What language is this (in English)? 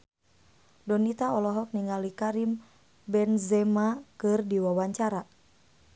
Sundanese